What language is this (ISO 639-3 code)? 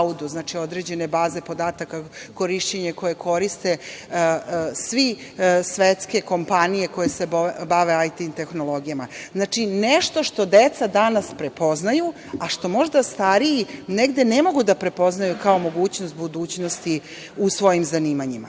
srp